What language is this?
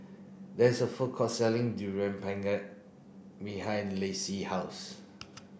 English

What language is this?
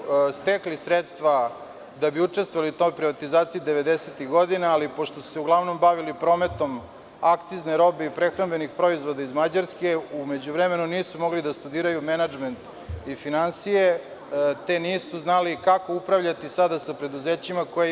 Serbian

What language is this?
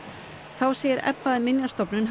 Icelandic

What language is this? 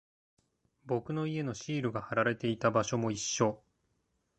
Japanese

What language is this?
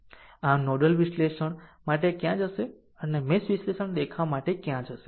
Gujarati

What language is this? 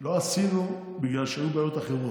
Hebrew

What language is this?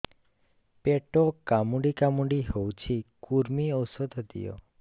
Odia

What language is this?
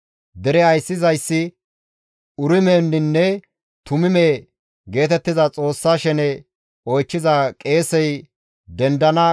Gamo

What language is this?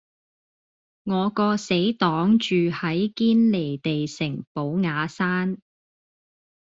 Cantonese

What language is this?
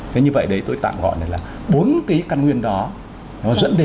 Vietnamese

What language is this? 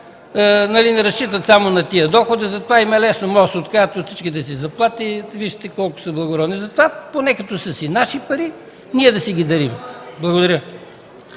Bulgarian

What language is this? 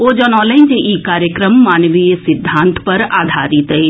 Maithili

